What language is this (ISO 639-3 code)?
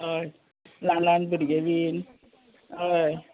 kok